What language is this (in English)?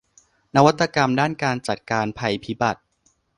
Thai